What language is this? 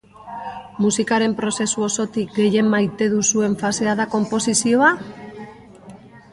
Basque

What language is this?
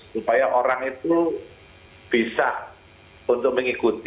Indonesian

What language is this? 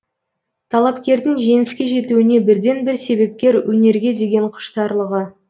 Kazakh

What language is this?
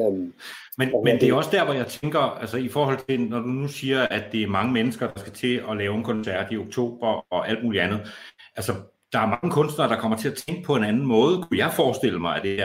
Danish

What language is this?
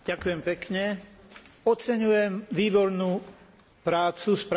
Slovak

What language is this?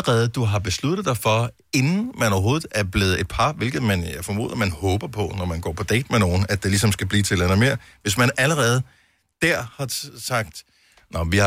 Danish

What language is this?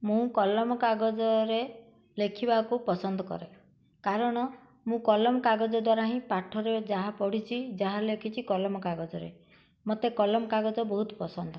Odia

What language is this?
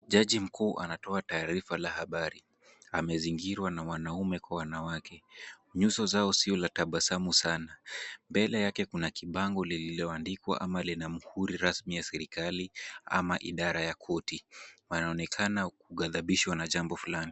Swahili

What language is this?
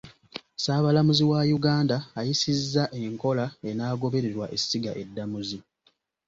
Ganda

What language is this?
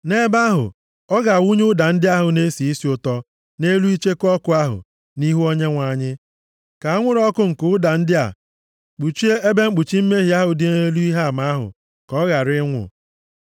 Igbo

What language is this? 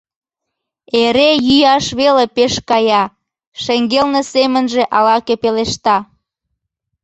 Mari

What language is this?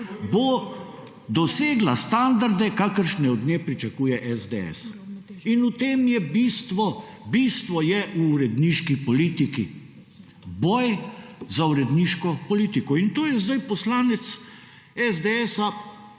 Slovenian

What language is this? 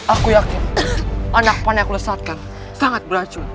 Indonesian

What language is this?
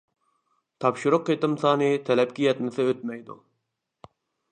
Uyghur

